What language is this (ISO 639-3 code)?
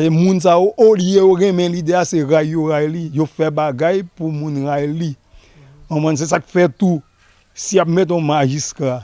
fra